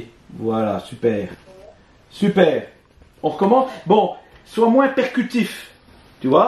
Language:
French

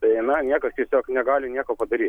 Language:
Lithuanian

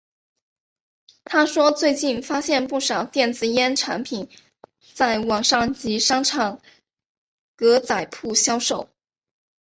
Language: Chinese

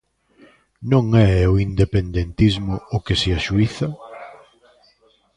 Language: Galician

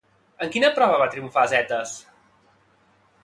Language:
Catalan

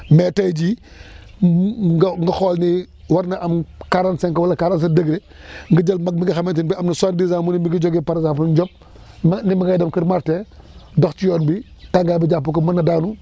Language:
Wolof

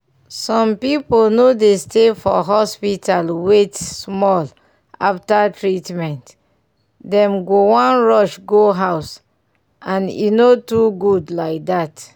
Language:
Nigerian Pidgin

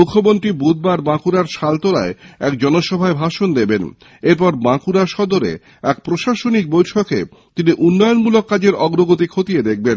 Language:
Bangla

